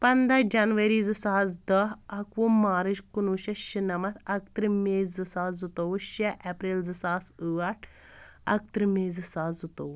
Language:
Kashmiri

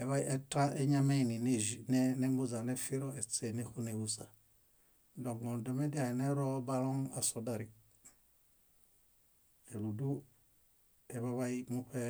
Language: Bayot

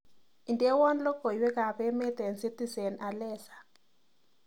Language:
Kalenjin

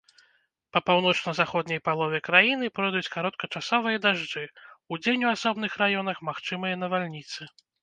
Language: Belarusian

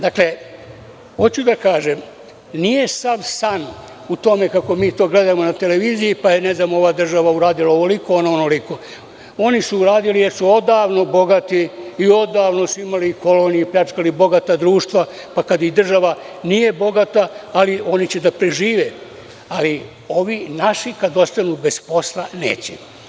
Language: Serbian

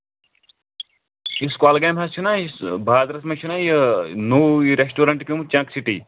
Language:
Kashmiri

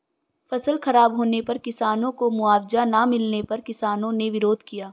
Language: Hindi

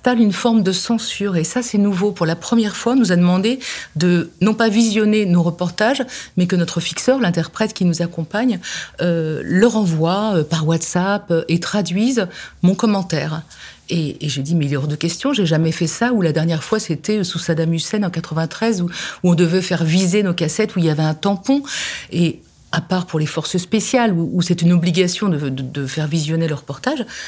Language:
French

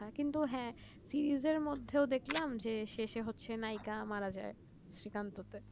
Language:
Bangla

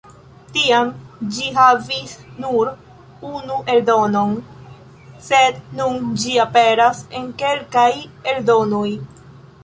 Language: Esperanto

